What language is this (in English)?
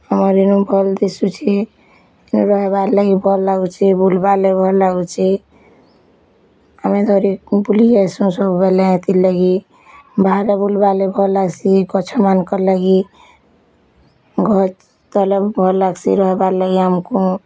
Odia